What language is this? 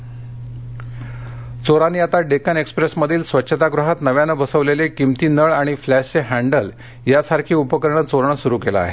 Marathi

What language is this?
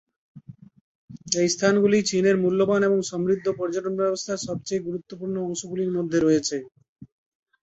Bangla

